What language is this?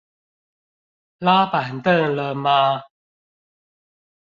Chinese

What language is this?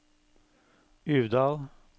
Norwegian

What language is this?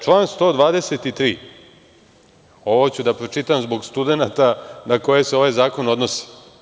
Serbian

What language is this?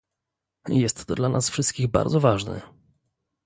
Polish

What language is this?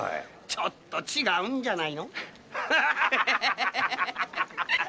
Japanese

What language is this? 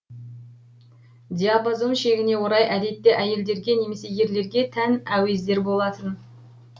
Kazakh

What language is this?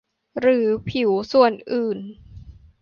Thai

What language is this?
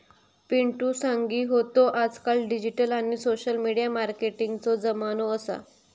Marathi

